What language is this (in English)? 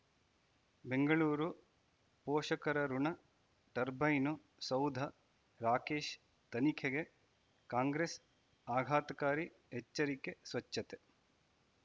Kannada